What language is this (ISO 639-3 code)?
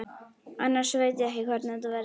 isl